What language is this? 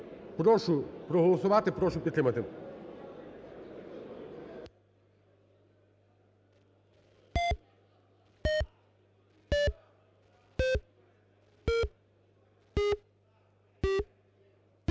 Ukrainian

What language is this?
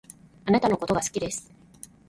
Japanese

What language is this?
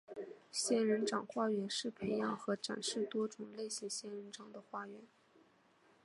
Chinese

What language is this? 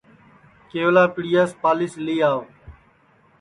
Sansi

